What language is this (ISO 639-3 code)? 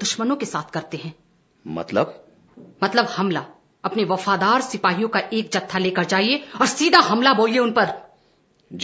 hin